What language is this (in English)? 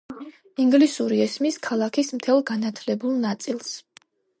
Georgian